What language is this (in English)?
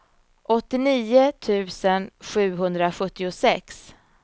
Swedish